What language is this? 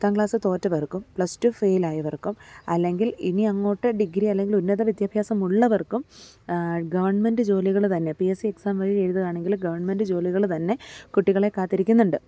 Malayalam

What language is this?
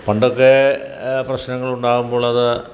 Malayalam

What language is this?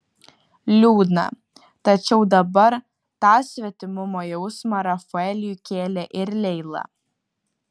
Lithuanian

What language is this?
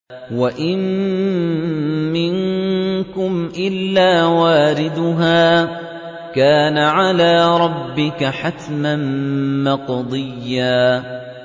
Arabic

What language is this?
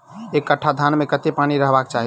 Maithili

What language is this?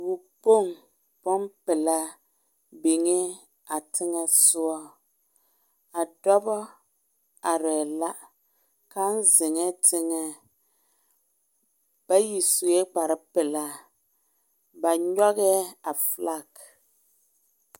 Southern Dagaare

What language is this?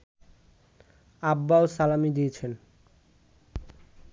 Bangla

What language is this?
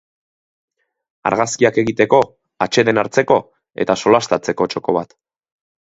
Basque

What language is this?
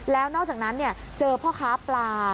Thai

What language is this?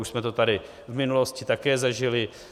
Czech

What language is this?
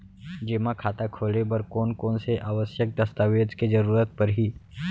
Chhattisgarhi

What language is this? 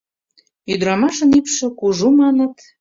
Mari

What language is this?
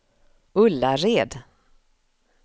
Swedish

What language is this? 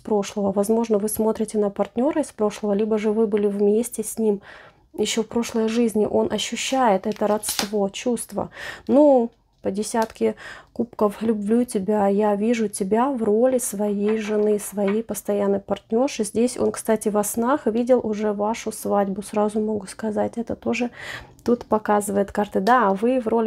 Russian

